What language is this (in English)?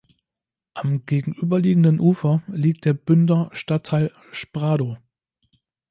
German